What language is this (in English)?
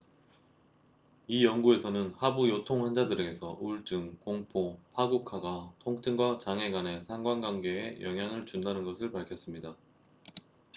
Korean